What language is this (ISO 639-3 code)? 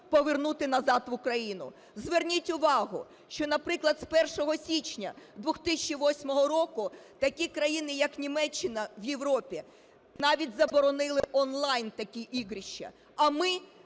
ukr